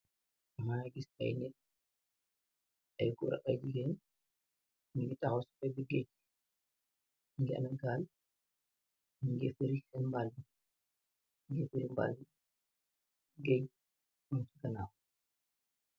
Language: Wolof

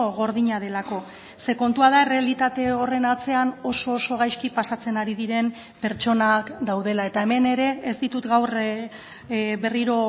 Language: Basque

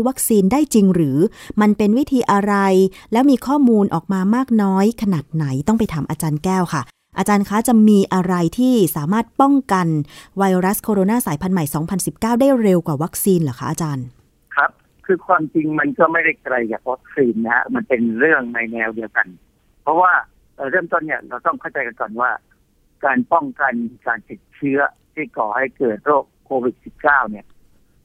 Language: Thai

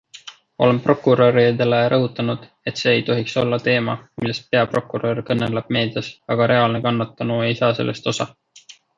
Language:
Estonian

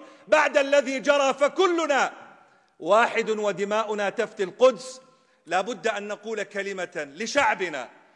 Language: Arabic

